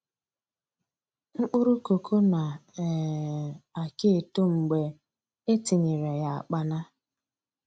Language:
Igbo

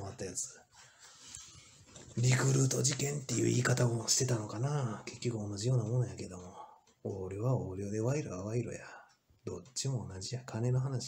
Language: Japanese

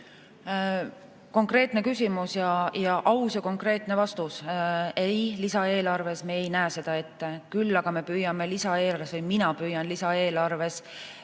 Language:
Estonian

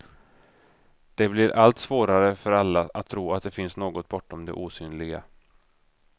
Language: Swedish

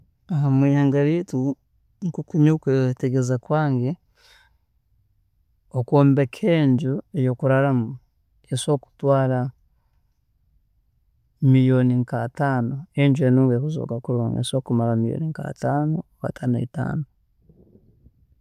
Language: Tooro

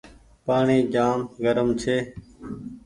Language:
Goaria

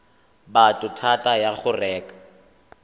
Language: Tswana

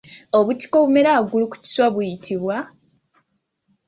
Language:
Ganda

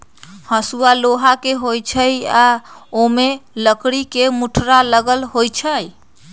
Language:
Magahi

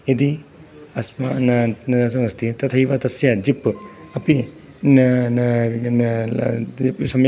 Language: Sanskrit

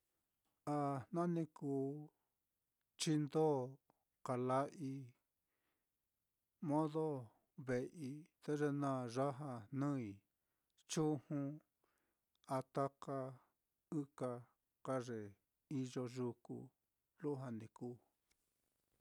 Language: Mitlatongo Mixtec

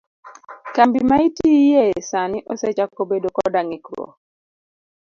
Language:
Luo (Kenya and Tanzania)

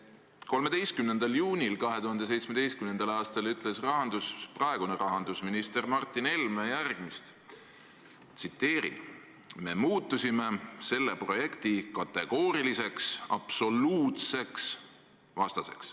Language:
Estonian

